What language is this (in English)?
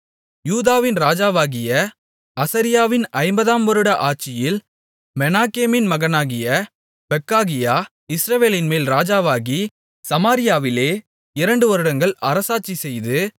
Tamil